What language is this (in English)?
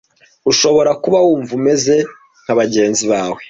Kinyarwanda